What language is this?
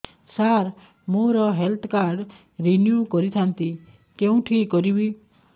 Odia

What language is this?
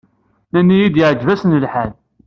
Kabyle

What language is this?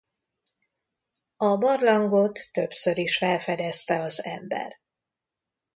Hungarian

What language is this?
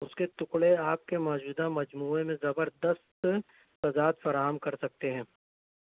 Urdu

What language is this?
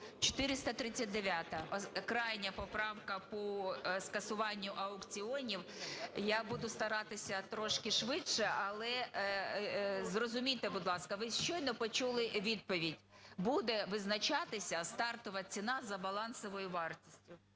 Ukrainian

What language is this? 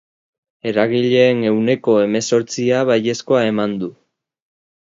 Basque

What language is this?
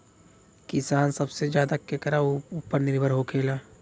Bhojpuri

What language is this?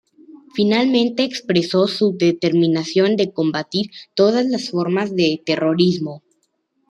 Spanish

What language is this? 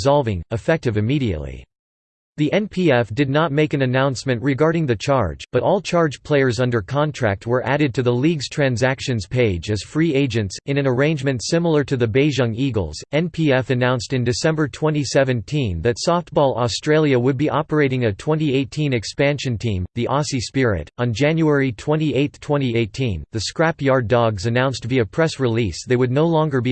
English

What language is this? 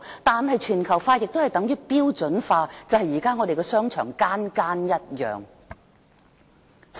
Cantonese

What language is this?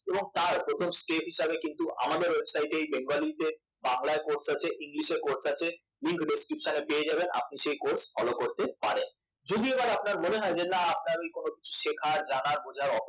Bangla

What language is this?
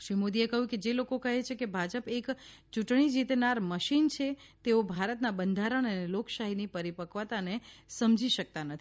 Gujarati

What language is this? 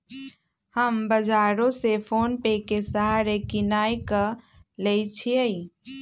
Magahi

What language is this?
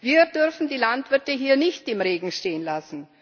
German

